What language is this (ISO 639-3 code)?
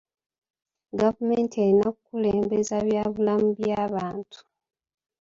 lug